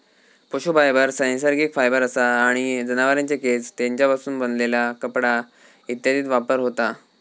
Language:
Marathi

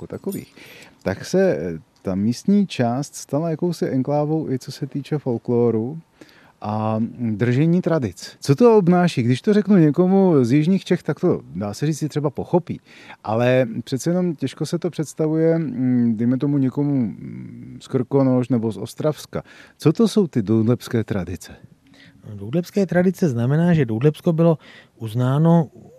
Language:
Czech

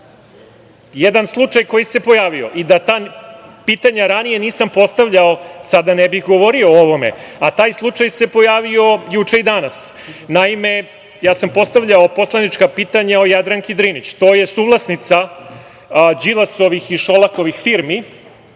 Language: Serbian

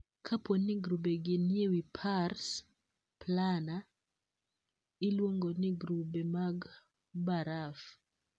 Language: Luo (Kenya and Tanzania)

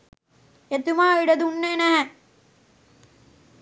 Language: Sinhala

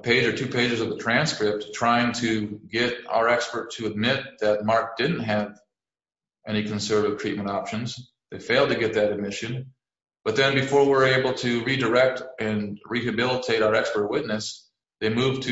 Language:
English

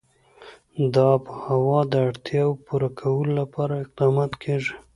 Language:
Pashto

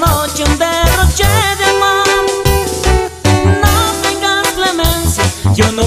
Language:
Romanian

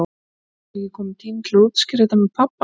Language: Icelandic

